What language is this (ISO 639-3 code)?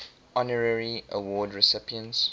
eng